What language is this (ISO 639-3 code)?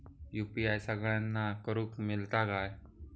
mar